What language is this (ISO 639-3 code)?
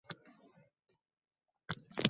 uzb